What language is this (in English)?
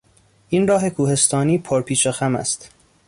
Persian